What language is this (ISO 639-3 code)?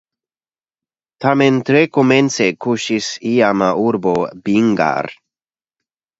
epo